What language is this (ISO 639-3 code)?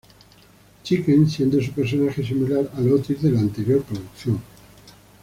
spa